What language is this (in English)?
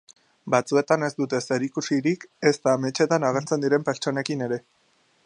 Basque